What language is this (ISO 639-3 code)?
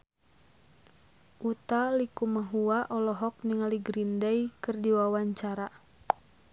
sun